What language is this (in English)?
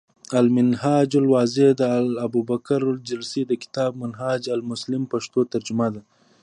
Pashto